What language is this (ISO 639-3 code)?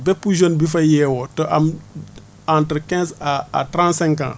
wol